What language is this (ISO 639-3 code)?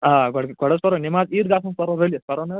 kas